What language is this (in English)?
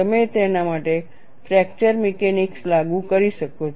Gujarati